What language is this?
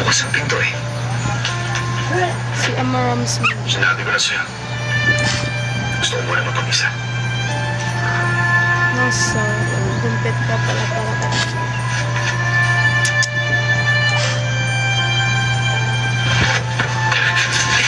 Filipino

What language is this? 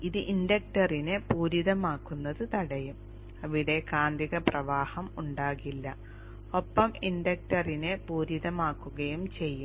Malayalam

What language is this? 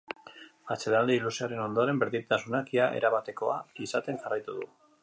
Basque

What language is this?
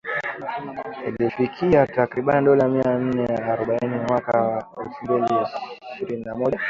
Swahili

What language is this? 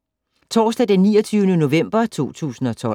Danish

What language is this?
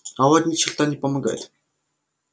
Russian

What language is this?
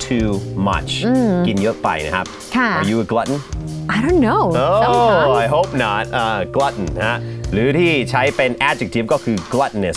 Thai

